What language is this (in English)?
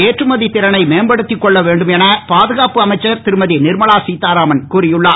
Tamil